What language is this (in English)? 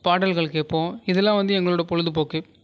Tamil